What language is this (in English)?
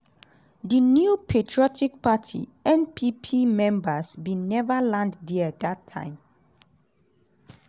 Nigerian Pidgin